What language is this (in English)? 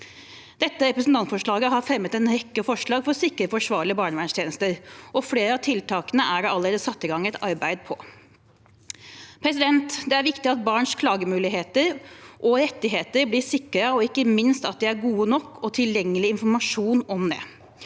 Norwegian